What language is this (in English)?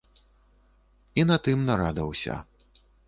Belarusian